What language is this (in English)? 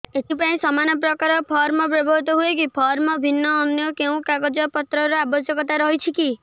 Odia